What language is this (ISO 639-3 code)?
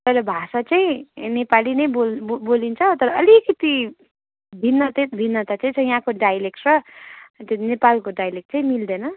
nep